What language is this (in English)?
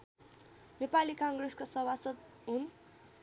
Nepali